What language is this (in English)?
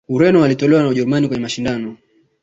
Swahili